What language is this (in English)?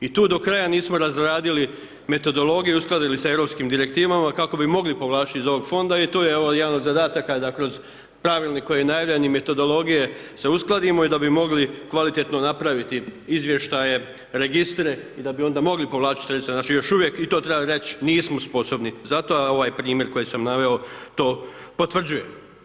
Croatian